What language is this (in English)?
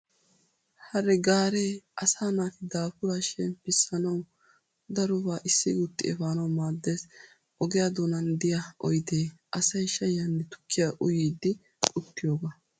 Wolaytta